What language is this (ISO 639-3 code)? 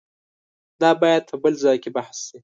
pus